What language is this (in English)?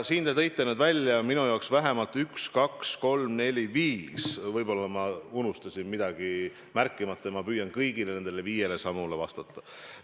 Estonian